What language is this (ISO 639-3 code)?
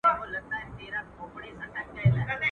pus